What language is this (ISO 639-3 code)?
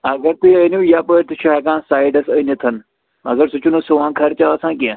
kas